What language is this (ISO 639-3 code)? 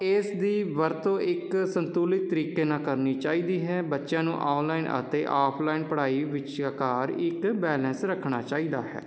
pan